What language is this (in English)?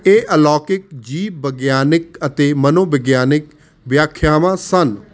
Punjabi